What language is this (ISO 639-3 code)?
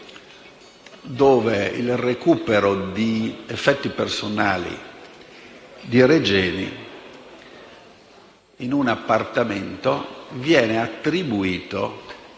ita